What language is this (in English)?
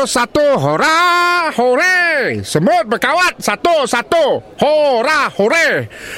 Malay